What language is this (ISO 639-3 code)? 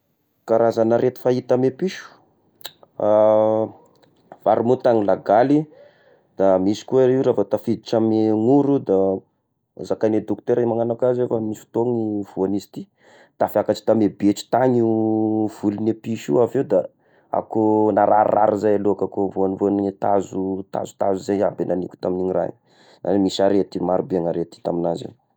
tkg